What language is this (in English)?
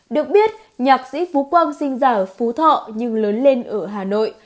Vietnamese